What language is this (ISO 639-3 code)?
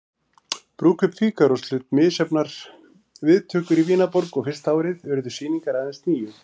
isl